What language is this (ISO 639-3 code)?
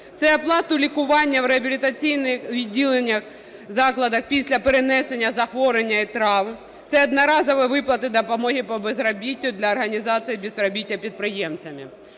ukr